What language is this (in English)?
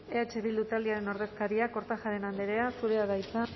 Basque